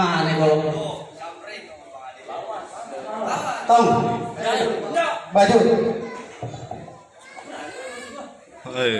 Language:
Indonesian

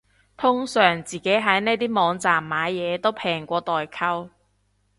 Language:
Cantonese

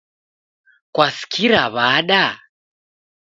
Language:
Taita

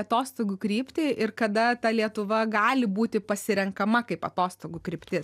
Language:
Lithuanian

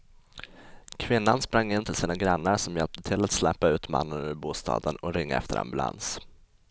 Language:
Swedish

